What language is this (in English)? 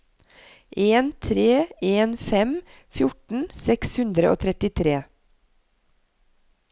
Norwegian